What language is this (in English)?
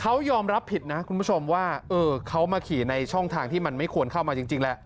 Thai